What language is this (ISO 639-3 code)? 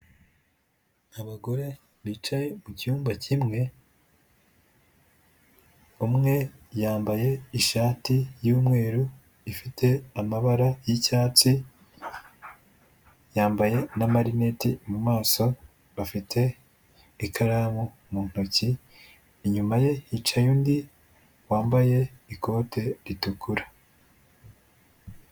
kin